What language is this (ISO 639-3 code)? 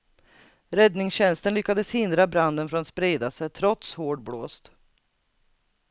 swe